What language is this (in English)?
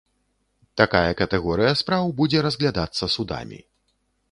Belarusian